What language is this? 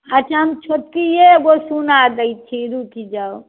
Maithili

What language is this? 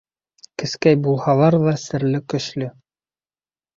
Bashkir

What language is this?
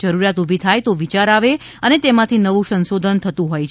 Gujarati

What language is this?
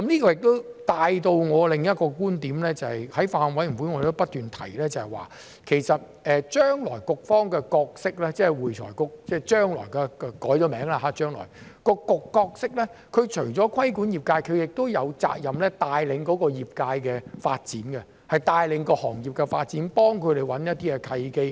Cantonese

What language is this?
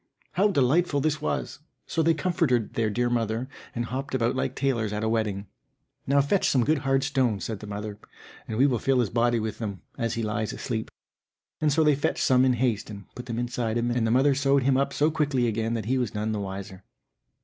English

